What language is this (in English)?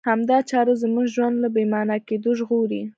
Pashto